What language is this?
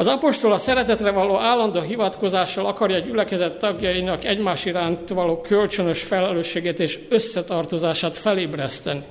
Hungarian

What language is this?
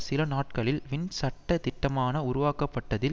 Tamil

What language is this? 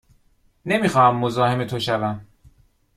Persian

